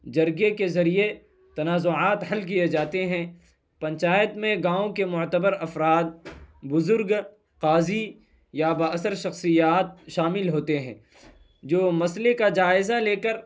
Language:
Urdu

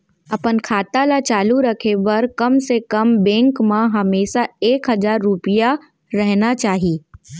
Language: Chhattisgarhi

